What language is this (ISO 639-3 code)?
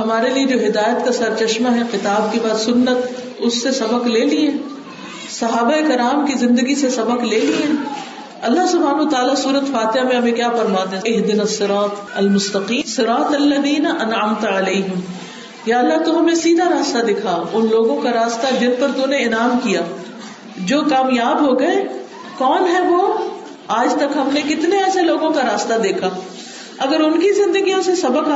urd